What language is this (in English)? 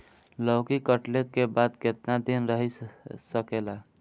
Bhojpuri